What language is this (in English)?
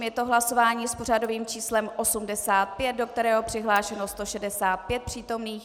Czech